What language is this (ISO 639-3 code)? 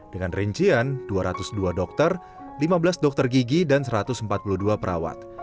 ind